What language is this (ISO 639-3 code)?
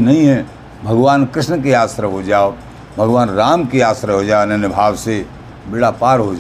hin